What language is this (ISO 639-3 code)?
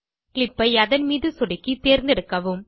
tam